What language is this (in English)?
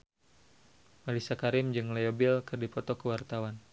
Sundanese